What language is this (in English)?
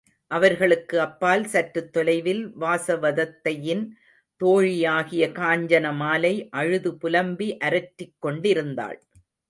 Tamil